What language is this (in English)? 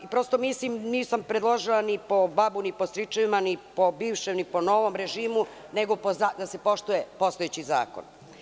Serbian